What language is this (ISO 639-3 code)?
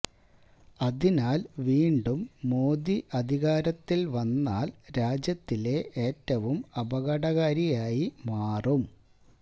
mal